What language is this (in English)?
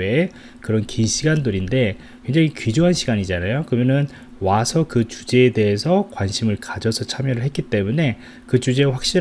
Korean